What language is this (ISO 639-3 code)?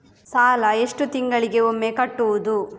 kan